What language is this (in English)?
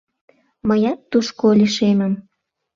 Mari